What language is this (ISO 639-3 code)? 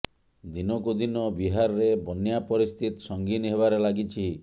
ori